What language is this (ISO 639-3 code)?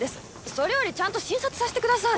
jpn